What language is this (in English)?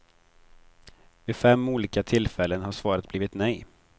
Swedish